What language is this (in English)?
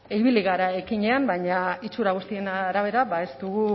Basque